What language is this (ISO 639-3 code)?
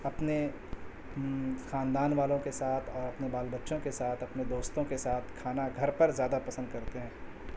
urd